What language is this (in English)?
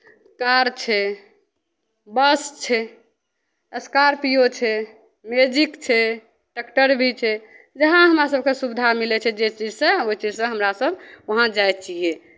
Maithili